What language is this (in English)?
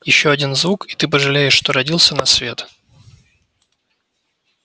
Russian